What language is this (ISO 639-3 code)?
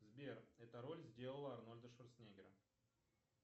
rus